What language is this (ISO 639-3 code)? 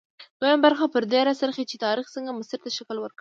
pus